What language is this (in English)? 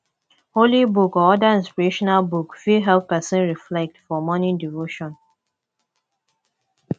Nigerian Pidgin